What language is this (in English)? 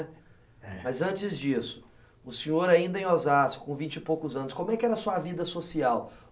Portuguese